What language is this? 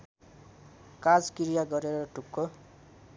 Nepali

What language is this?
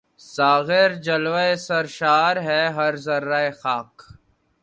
Urdu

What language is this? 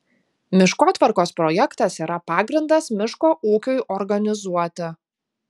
Lithuanian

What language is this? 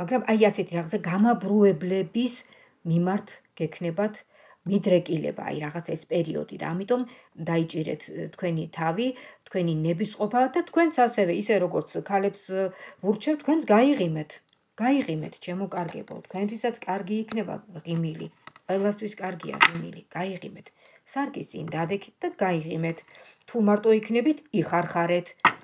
Romanian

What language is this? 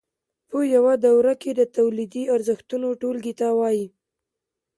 Pashto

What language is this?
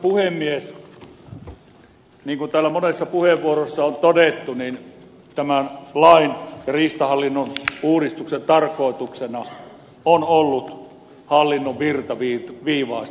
Finnish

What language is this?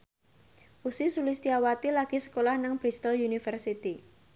Javanese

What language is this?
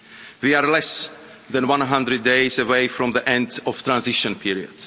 English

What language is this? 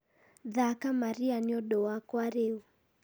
Kikuyu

